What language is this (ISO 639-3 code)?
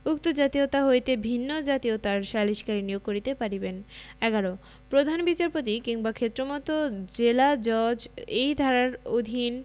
ben